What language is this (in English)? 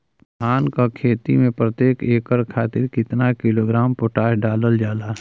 Bhojpuri